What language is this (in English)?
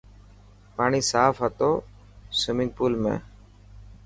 Dhatki